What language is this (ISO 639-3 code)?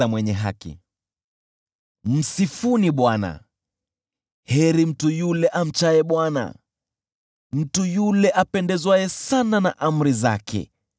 swa